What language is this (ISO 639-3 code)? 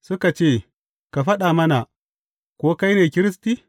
hau